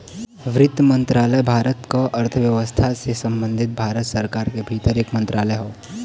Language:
Bhojpuri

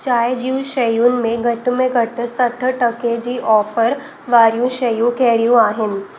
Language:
Sindhi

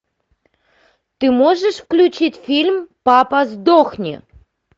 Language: Russian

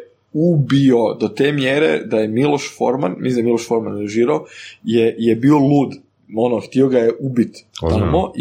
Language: Croatian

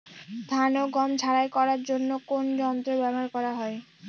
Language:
Bangla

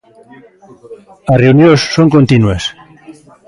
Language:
Galician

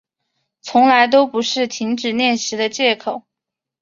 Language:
Chinese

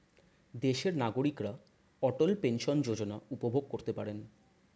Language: Bangla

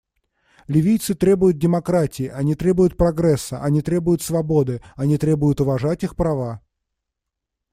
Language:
Russian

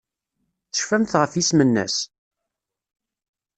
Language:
Kabyle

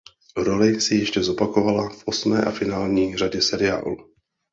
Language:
Czech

